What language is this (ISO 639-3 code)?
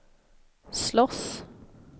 swe